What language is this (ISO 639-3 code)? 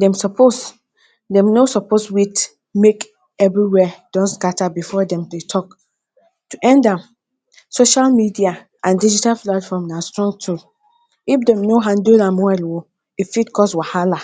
pcm